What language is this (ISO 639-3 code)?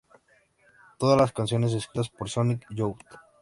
spa